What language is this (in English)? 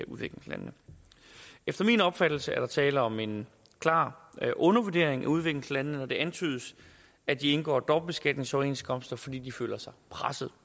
Danish